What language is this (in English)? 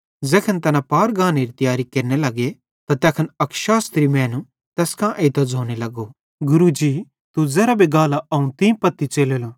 Bhadrawahi